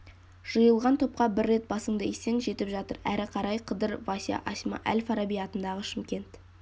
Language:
Kazakh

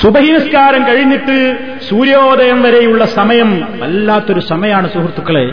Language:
Malayalam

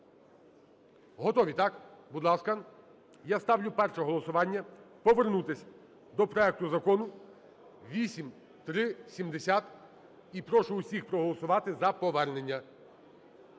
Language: Ukrainian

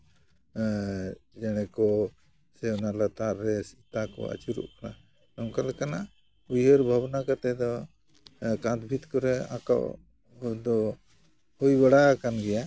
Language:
Santali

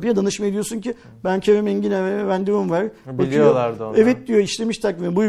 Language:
Turkish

